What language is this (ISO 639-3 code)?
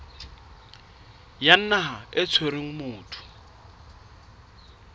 sot